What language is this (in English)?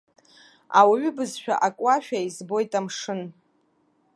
Abkhazian